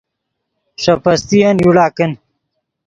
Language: Yidgha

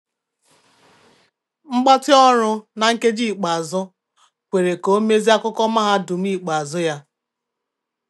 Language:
Igbo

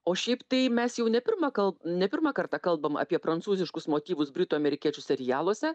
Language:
Lithuanian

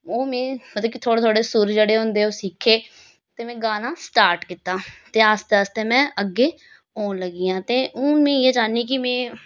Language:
Dogri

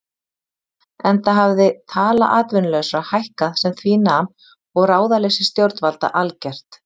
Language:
Icelandic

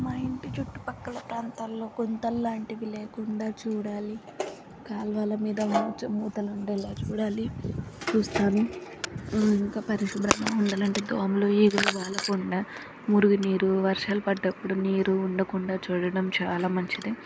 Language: Telugu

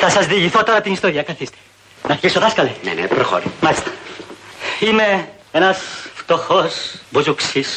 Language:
Greek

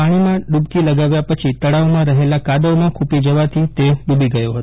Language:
Gujarati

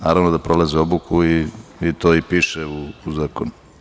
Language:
Serbian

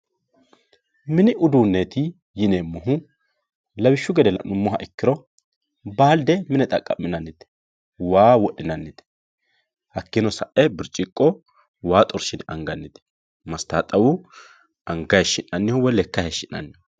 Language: Sidamo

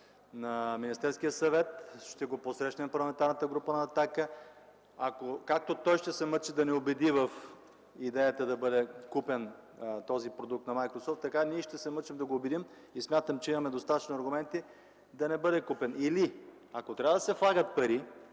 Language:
Bulgarian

